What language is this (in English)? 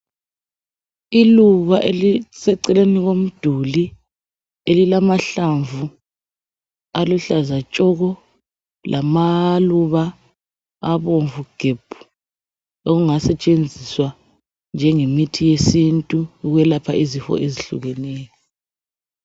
North Ndebele